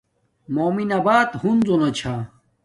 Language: Domaaki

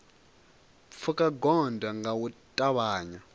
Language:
Venda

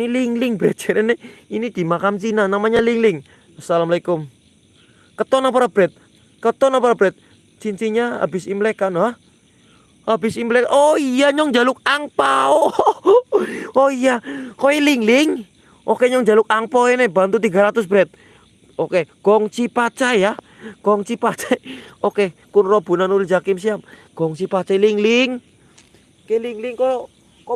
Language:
Indonesian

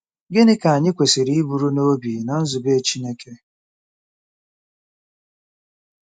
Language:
Igbo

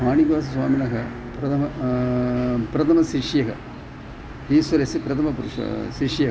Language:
Sanskrit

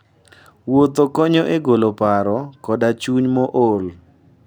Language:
Luo (Kenya and Tanzania)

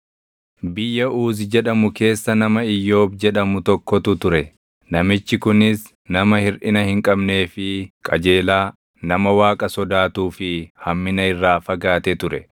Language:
Oromo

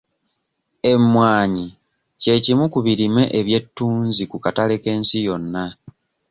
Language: Ganda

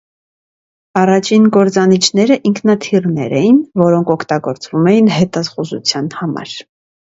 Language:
Armenian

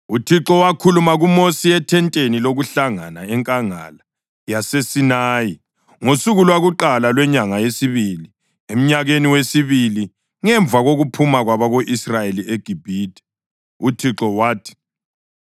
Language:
North Ndebele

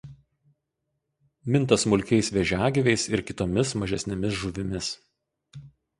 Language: Lithuanian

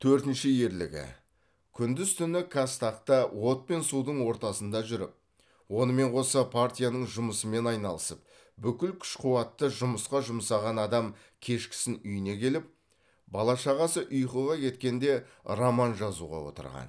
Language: Kazakh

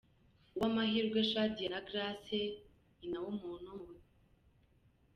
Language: Kinyarwanda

